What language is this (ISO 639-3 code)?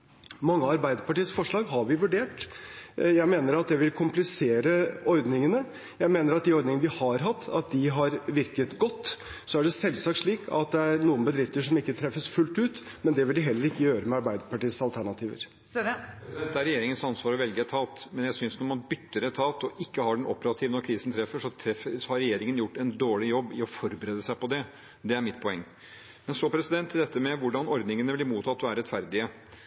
nor